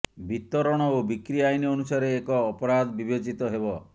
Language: Odia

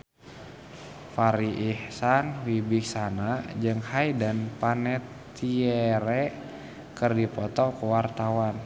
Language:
Sundanese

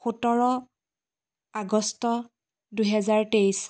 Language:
Assamese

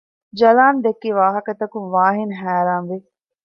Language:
Divehi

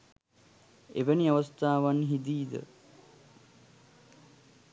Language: Sinhala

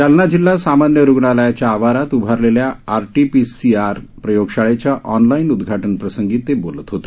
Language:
Marathi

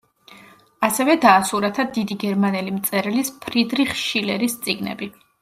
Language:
Georgian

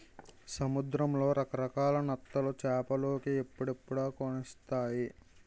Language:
Telugu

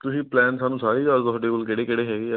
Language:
Punjabi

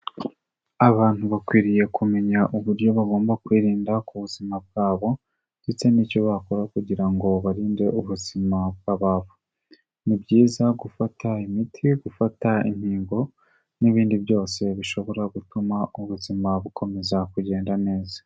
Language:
Kinyarwanda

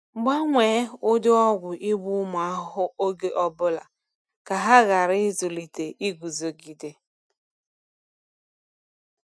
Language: Igbo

